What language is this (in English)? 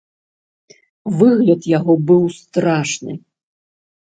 Belarusian